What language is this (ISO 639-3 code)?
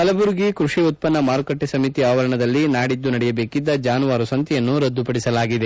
kan